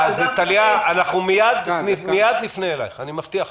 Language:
Hebrew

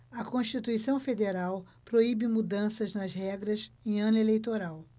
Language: Portuguese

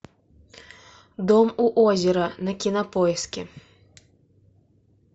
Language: Russian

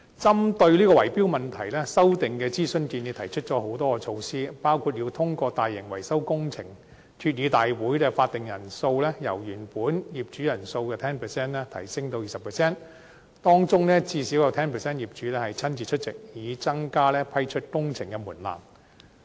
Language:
Cantonese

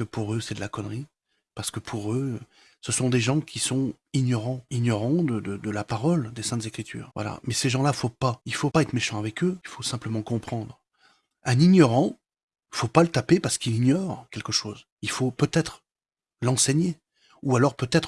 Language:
French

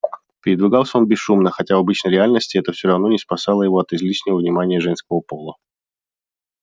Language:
Russian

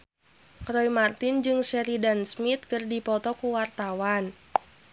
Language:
Sundanese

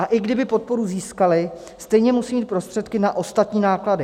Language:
Czech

